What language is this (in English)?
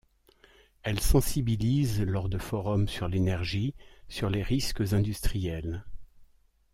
French